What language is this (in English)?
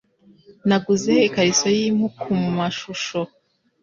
Kinyarwanda